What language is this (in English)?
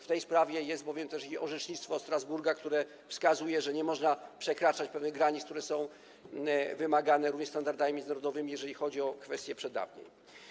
Polish